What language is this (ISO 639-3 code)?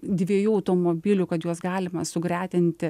lit